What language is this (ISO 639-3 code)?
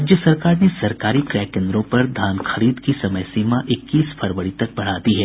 hin